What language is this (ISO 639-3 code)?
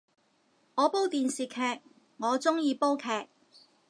yue